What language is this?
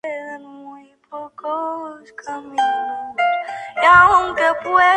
Spanish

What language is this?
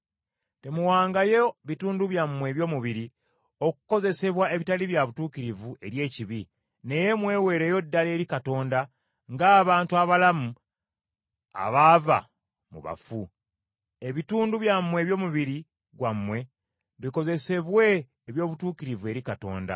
Ganda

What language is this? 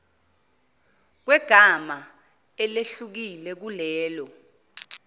Zulu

